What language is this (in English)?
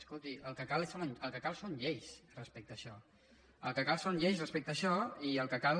Catalan